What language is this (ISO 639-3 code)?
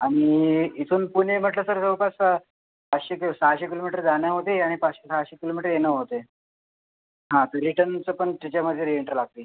mar